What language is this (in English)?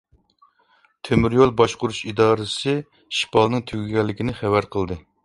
Uyghur